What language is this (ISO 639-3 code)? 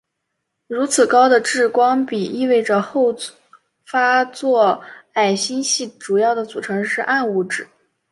zho